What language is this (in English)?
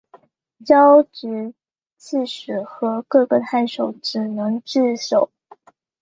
Chinese